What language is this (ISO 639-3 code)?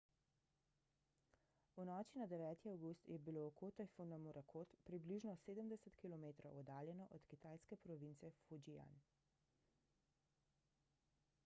slv